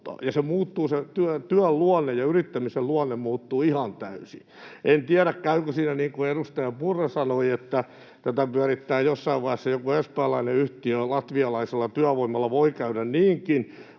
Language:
Finnish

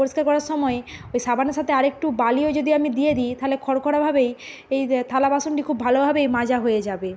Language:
Bangla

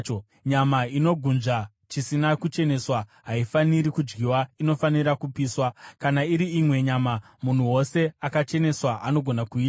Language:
Shona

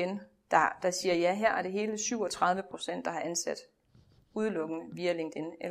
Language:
Danish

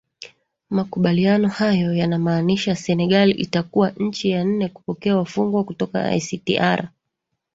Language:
Swahili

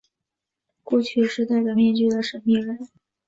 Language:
Chinese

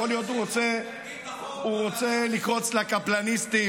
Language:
Hebrew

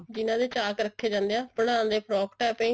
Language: Punjabi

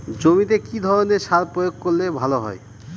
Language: Bangla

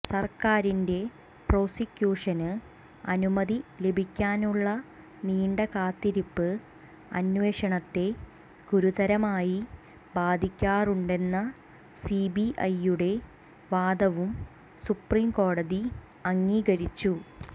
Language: Malayalam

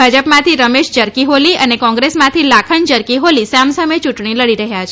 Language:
Gujarati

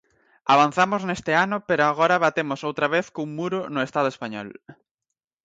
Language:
Galician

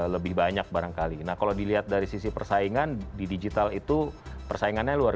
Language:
Indonesian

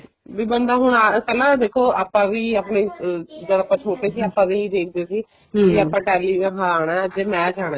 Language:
Punjabi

